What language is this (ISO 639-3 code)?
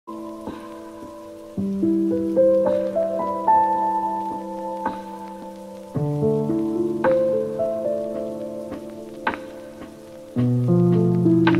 eng